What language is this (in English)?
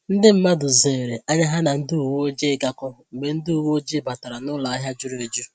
Igbo